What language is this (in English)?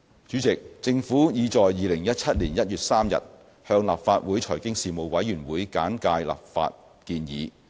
Cantonese